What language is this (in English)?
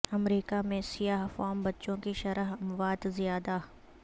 Urdu